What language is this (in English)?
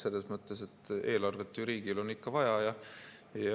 Estonian